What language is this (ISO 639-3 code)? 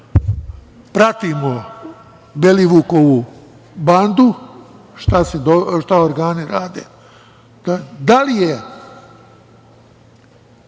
srp